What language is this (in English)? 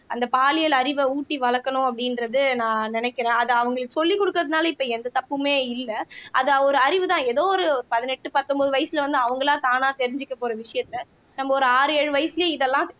Tamil